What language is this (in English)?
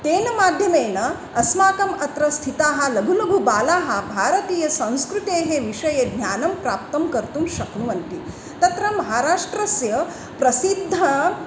Sanskrit